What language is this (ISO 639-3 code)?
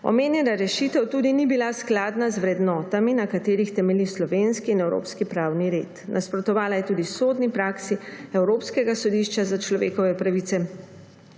slv